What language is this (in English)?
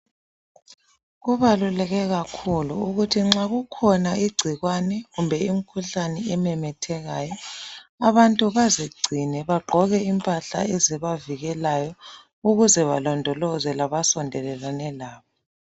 North Ndebele